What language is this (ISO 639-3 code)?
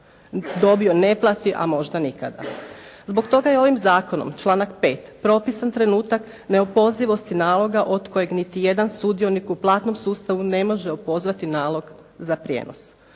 hrv